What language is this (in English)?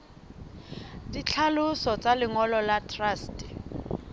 Southern Sotho